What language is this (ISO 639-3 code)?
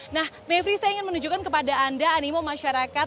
ind